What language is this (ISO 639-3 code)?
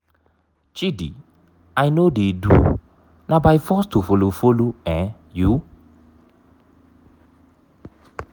pcm